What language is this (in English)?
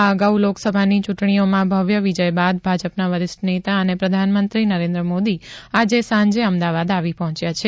Gujarati